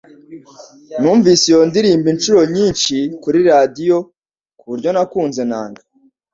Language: Kinyarwanda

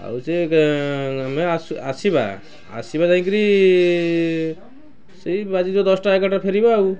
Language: Odia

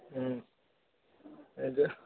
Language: Tamil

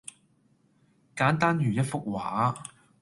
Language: Cantonese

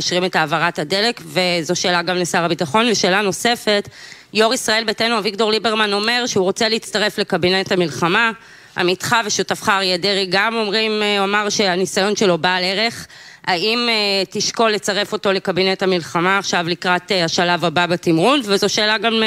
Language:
Hebrew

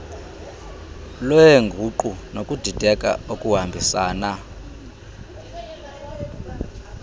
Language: Xhosa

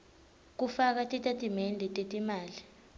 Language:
Swati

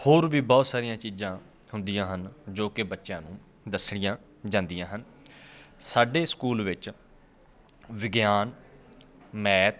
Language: Punjabi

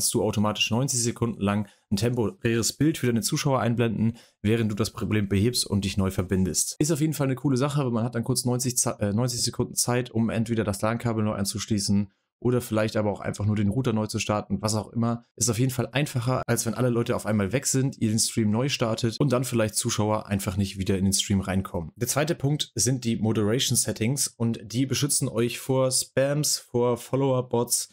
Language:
German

